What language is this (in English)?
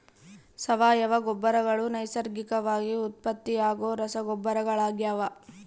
Kannada